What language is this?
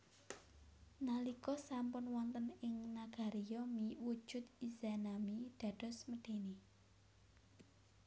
Javanese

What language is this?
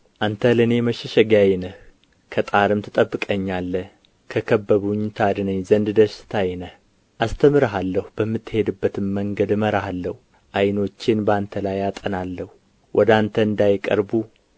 Amharic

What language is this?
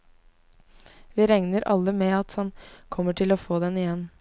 Norwegian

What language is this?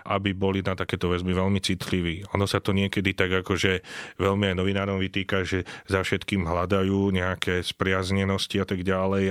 Slovak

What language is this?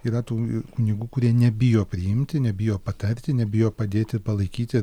Lithuanian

